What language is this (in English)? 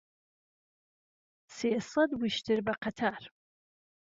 Central Kurdish